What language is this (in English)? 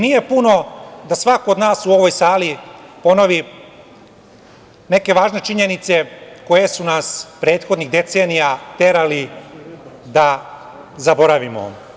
Serbian